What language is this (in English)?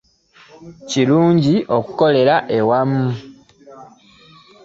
Ganda